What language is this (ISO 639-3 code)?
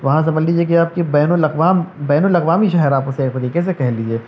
urd